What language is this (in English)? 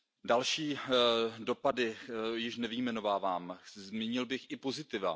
Czech